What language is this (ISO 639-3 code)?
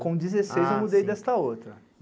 por